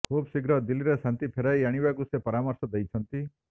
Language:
Odia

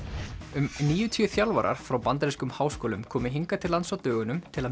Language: Icelandic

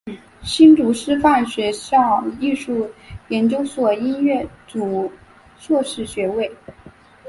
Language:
Chinese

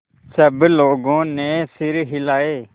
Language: Hindi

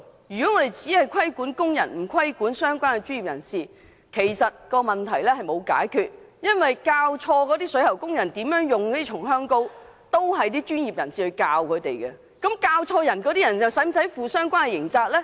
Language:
Cantonese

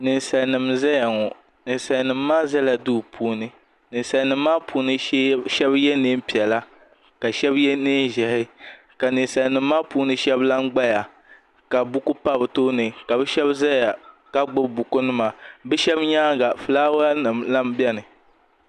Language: Dagbani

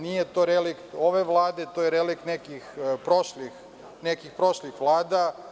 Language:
Serbian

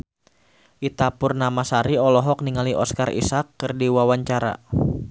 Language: Sundanese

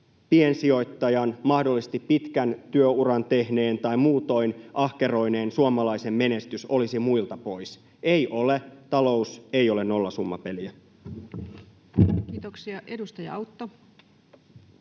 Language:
Finnish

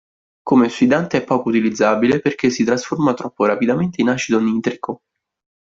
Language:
Italian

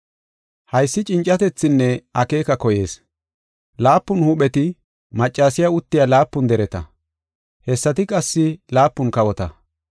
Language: Gofa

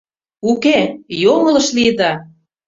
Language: Mari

